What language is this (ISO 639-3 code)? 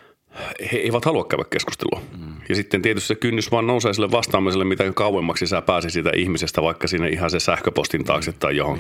fin